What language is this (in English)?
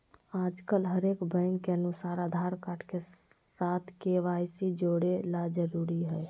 Magahi